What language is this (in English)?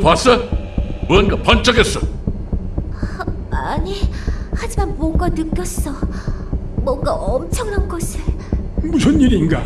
Korean